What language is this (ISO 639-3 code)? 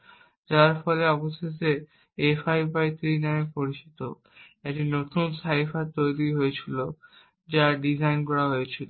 ben